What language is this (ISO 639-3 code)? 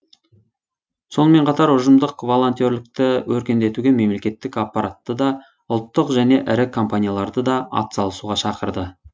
kaz